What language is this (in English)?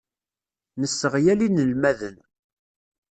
Kabyle